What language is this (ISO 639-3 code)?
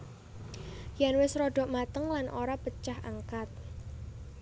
jav